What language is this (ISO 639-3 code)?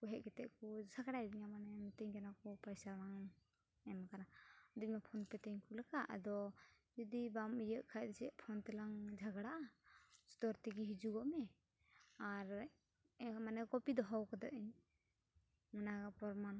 sat